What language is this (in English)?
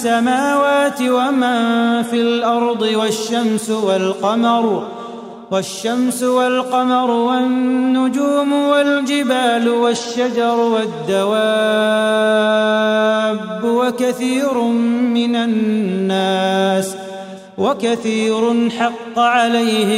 Arabic